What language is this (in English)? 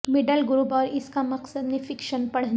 Urdu